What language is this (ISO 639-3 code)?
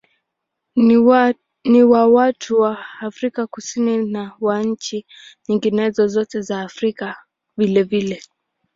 swa